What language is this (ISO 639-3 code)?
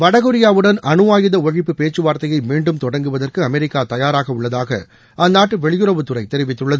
tam